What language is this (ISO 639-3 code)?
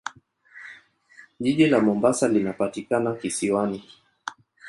swa